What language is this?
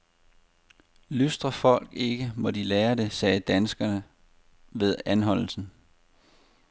Danish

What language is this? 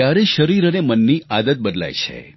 Gujarati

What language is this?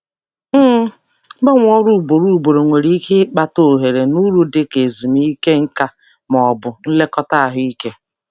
Igbo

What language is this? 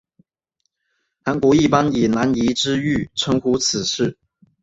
Chinese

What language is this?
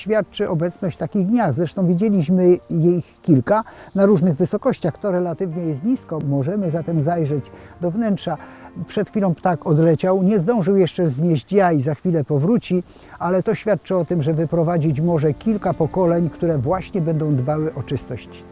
Polish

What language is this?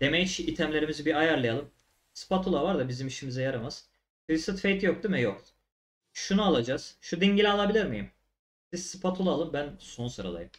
Turkish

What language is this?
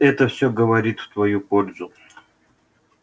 Russian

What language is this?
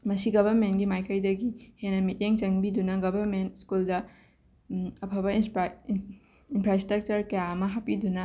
Manipuri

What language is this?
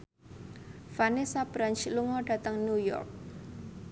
Javanese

